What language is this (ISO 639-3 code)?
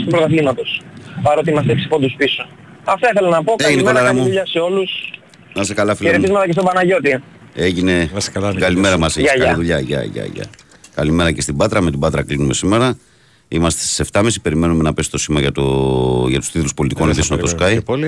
ell